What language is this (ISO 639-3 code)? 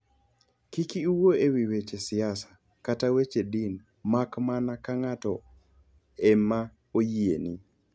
luo